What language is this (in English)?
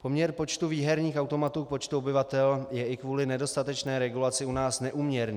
Czech